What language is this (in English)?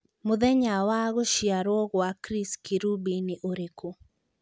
Kikuyu